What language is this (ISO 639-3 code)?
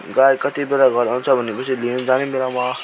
nep